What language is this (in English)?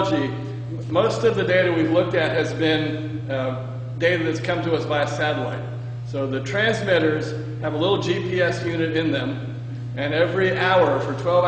English